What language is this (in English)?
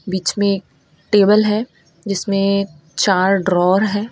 Hindi